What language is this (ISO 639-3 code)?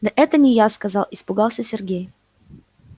rus